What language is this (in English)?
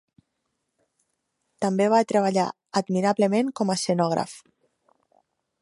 Catalan